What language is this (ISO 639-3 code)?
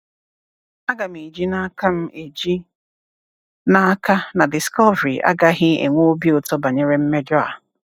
ibo